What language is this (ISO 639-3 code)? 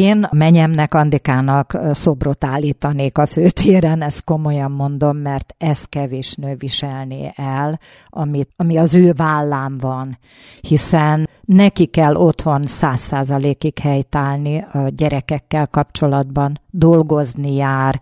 hun